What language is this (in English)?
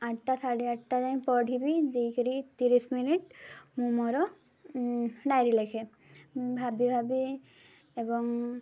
Odia